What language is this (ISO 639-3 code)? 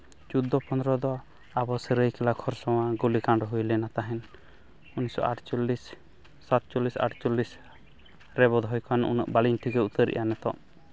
sat